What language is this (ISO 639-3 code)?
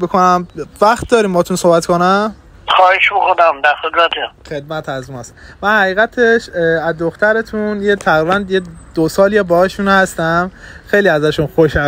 fas